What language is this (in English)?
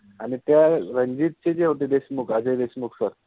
Marathi